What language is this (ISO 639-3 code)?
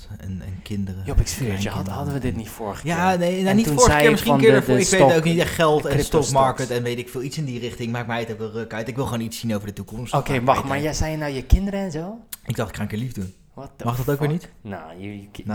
nld